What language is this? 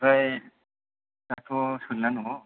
Bodo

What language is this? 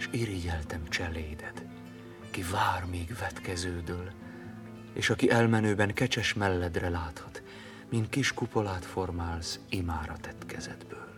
Hungarian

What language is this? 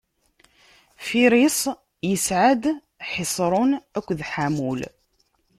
Kabyle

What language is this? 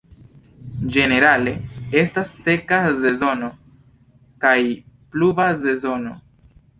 Esperanto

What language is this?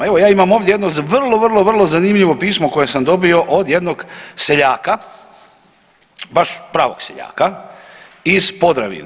Croatian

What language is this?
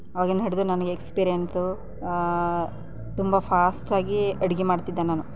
Kannada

